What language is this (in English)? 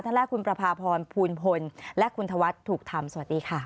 Thai